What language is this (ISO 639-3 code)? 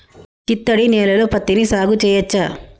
tel